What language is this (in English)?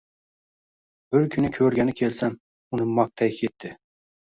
Uzbek